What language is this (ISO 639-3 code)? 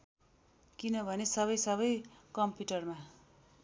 nep